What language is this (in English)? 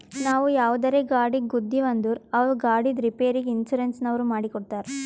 Kannada